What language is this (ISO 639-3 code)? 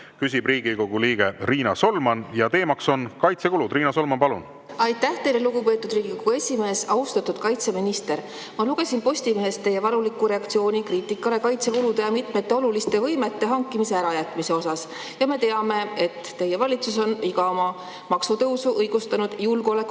est